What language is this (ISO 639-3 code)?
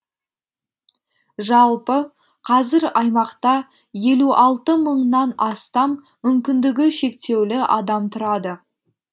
kaz